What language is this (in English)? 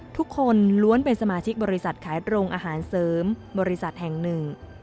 Thai